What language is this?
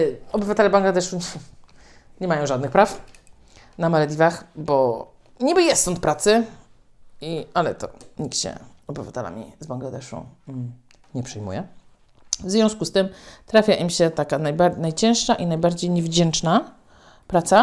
Polish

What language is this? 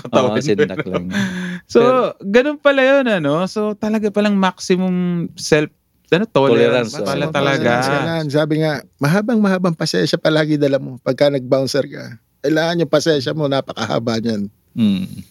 Filipino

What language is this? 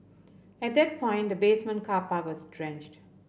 English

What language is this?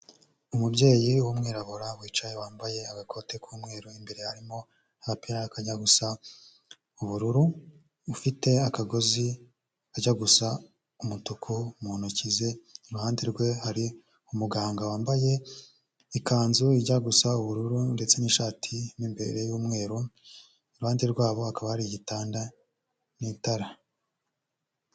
Kinyarwanda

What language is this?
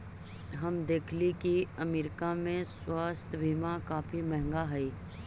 Magahi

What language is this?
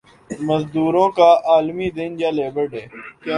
Urdu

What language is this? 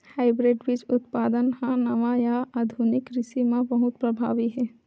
Chhattisgarhi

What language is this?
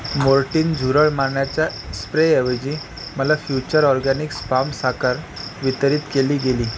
Marathi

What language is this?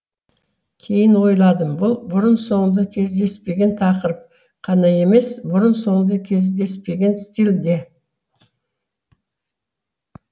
Kazakh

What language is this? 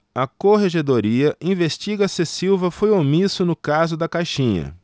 Portuguese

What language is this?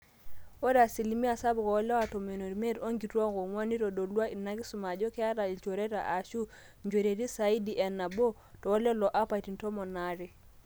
Masai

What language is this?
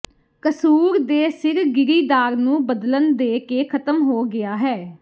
Punjabi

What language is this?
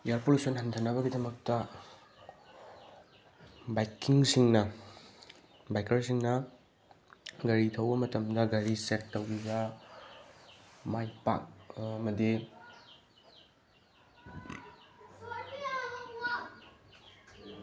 Manipuri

